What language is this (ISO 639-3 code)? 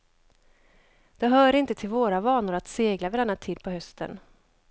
swe